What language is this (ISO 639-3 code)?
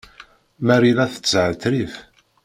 kab